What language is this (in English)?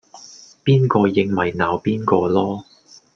Cantonese